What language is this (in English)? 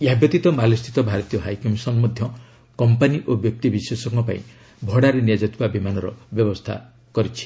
Odia